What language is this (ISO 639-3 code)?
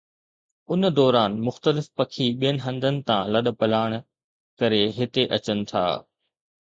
snd